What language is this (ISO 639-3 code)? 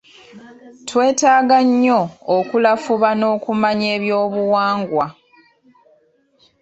lug